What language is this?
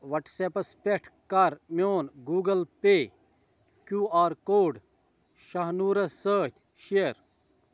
Kashmiri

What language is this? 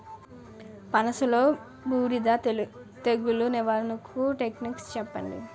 Telugu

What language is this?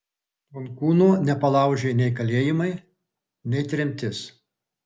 Lithuanian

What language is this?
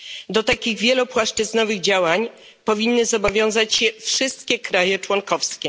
Polish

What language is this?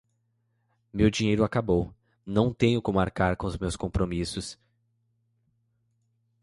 Portuguese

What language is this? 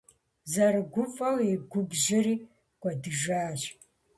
Kabardian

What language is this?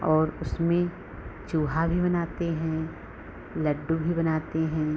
Hindi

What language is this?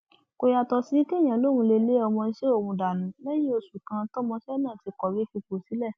Yoruba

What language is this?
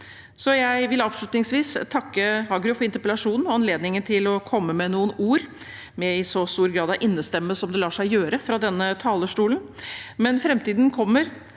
Norwegian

